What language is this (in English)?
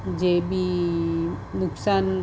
Gujarati